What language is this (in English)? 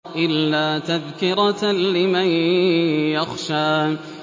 Arabic